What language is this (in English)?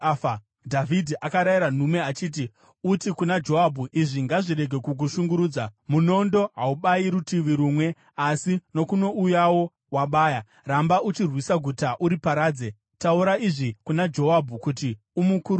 Shona